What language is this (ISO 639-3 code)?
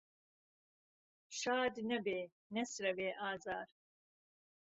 ckb